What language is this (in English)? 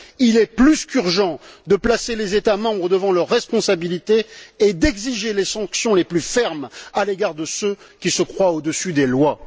French